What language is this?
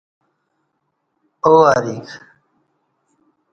Kati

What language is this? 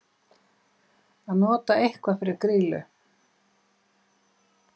Icelandic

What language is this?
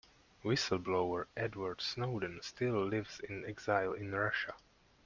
English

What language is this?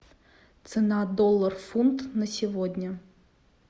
Russian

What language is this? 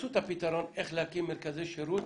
Hebrew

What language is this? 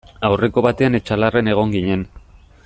Basque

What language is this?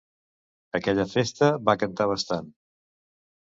Catalan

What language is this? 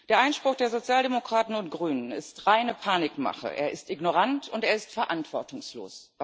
German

